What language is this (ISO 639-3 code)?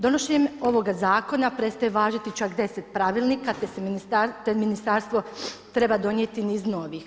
hrv